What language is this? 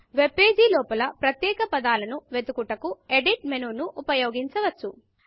Telugu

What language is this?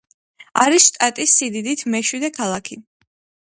Georgian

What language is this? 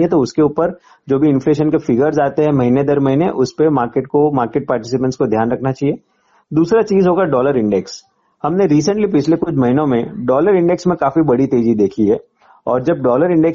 Hindi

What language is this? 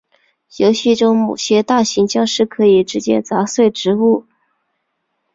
Chinese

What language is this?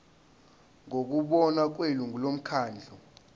Zulu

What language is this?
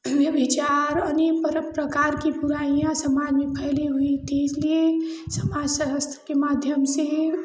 Hindi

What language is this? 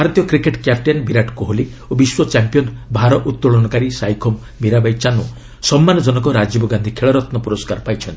Odia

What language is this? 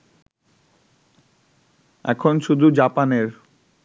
Bangla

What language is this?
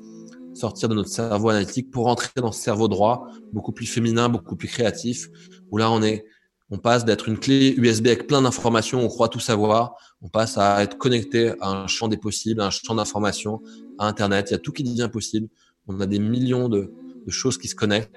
French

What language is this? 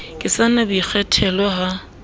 Southern Sotho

